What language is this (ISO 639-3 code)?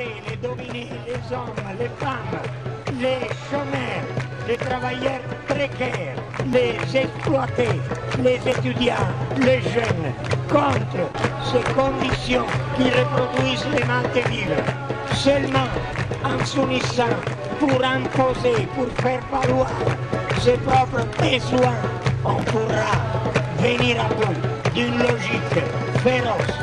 fra